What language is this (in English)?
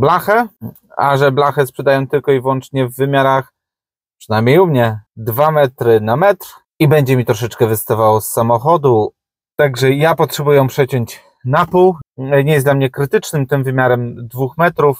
Polish